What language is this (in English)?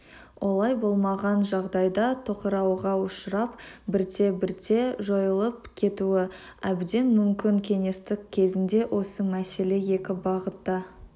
Kazakh